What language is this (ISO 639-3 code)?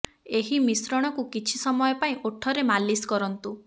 ori